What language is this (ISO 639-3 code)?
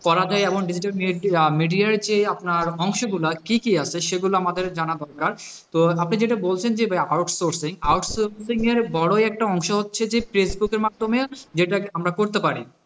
ben